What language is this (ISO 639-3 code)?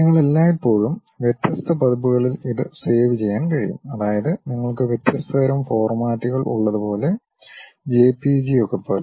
mal